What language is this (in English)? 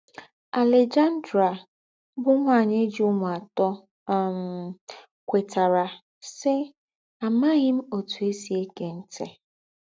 Igbo